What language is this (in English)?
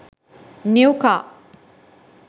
Sinhala